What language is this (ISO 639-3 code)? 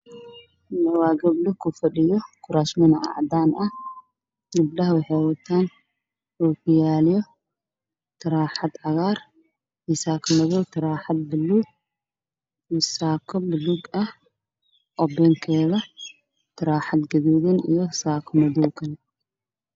som